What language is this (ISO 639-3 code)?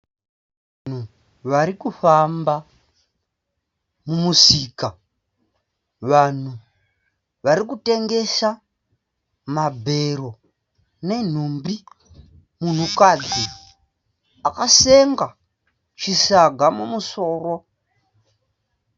sna